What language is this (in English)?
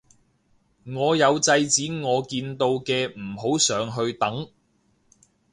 Cantonese